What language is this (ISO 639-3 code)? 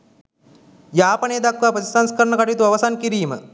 sin